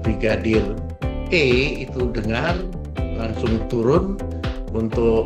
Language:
Indonesian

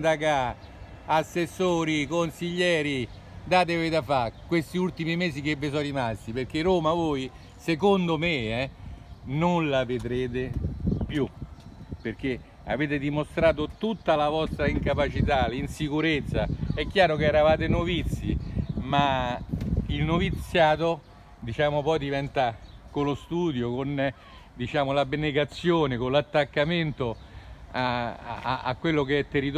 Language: Italian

